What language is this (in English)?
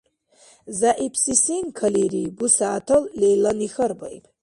Dargwa